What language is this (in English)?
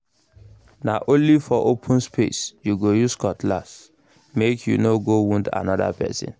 Nigerian Pidgin